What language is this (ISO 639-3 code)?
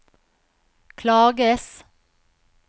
nor